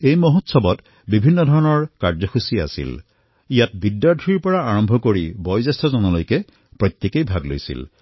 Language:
Assamese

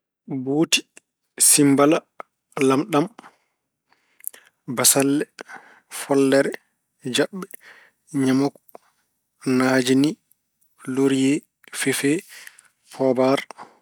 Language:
Fula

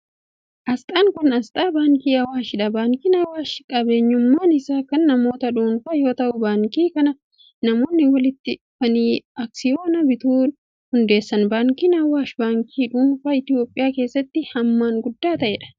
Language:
Oromo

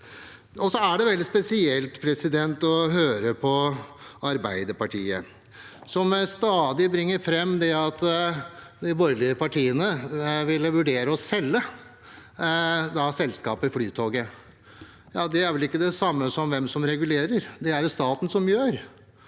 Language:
Norwegian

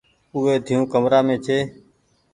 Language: Goaria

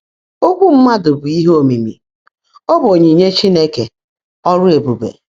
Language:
Igbo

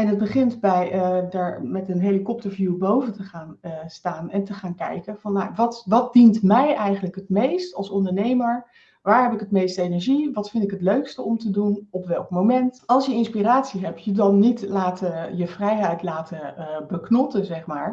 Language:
Dutch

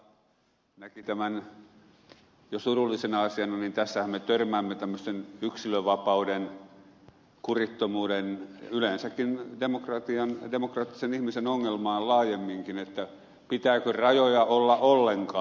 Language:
Finnish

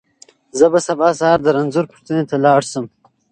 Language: Pashto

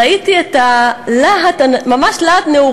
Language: Hebrew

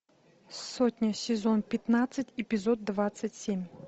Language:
Russian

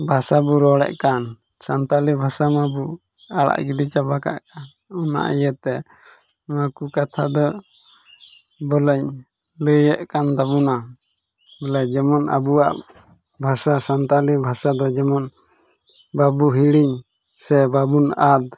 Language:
Santali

